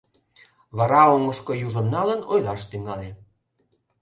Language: Mari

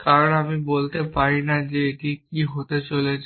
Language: Bangla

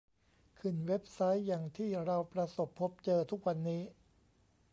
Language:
Thai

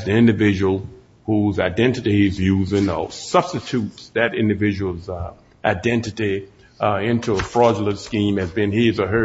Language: English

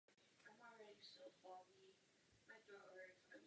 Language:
Czech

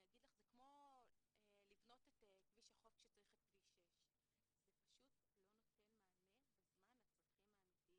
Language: Hebrew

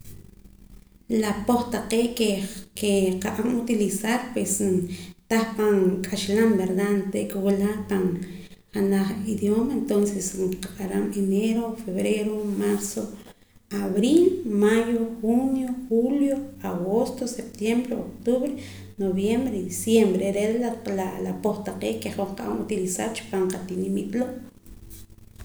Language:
Poqomam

